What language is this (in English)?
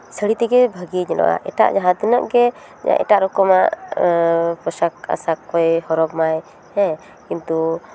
Santali